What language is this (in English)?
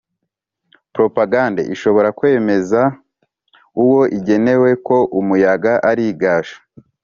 Kinyarwanda